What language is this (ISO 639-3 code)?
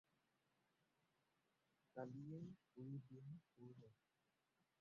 asm